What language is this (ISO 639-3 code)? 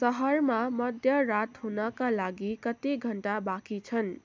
nep